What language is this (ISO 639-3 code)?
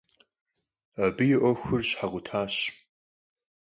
kbd